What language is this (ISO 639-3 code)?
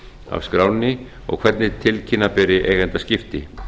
isl